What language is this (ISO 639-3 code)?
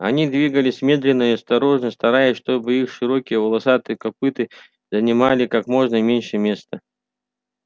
rus